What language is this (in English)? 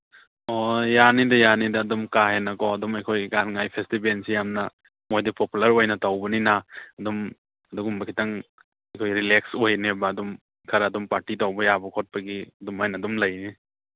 Manipuri